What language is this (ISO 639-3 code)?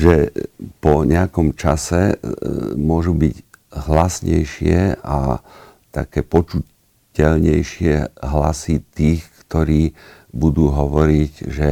slk